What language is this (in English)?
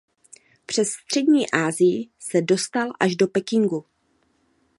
Czech